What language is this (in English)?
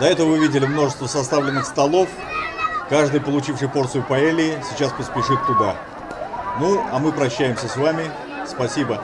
Russian